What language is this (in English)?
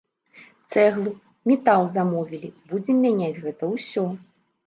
Belarusian